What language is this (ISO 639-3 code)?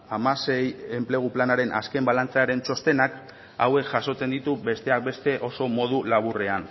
eus